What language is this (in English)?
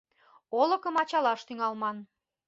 Mari